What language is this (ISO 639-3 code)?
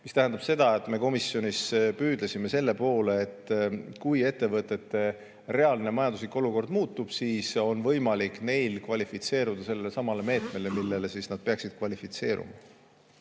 est